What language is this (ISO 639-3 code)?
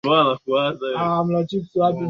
swa